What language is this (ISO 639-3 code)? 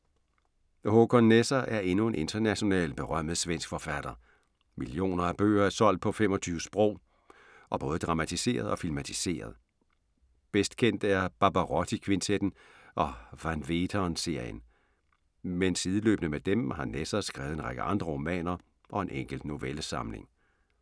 dan